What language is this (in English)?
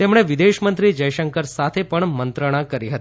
Gujarati